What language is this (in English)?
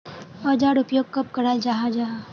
Magahi